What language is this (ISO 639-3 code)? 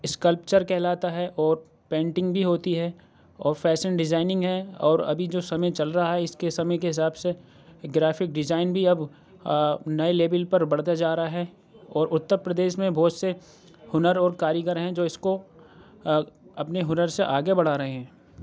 urd